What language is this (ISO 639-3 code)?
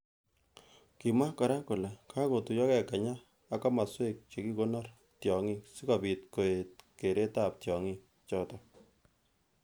kln